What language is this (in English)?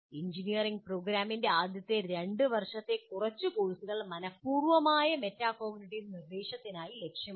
Malayalam